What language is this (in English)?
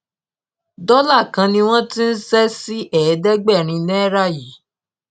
Yoruba